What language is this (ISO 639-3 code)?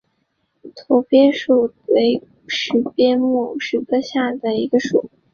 zho